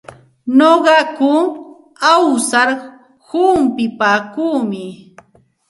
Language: Santa Ana de Tusi Pasco Quechua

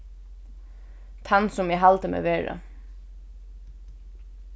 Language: Faroese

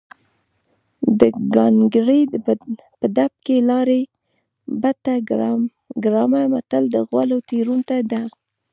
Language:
Pashto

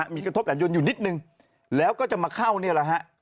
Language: Thai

